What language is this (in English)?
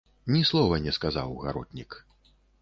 Belarusian